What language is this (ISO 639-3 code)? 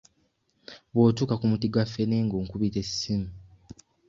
lug